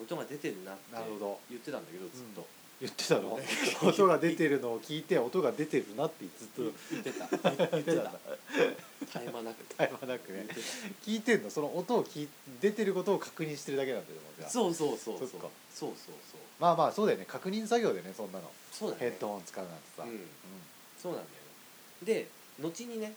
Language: Japanese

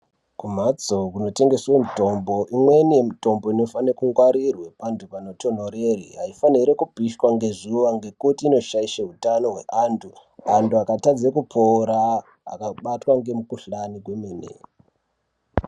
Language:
Ndau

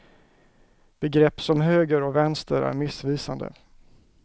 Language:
Swedish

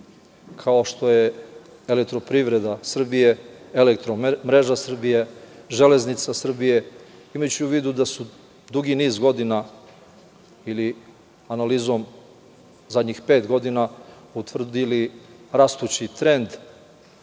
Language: Serbian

